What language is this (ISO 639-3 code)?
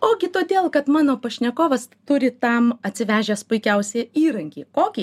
lit